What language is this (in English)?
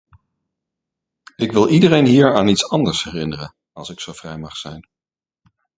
Dutch